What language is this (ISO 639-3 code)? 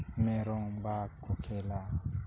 sat